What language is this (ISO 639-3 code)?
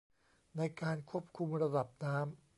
tha